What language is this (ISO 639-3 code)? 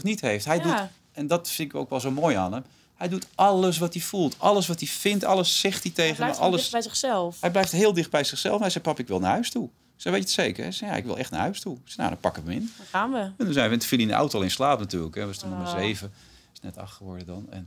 nld